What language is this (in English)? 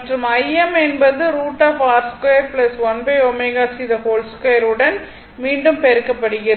Tamil